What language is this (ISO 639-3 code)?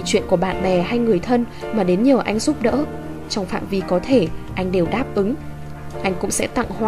vie